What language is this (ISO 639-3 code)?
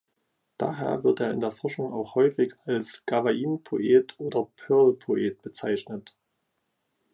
deu